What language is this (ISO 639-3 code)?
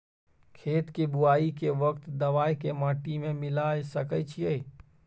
mai